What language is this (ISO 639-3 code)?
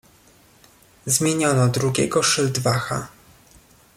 pol